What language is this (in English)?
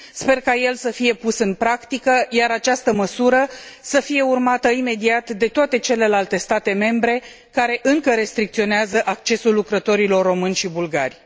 Romanian